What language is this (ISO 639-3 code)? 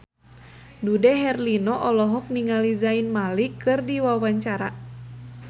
sun